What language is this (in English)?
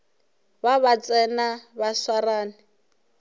Northern Sotho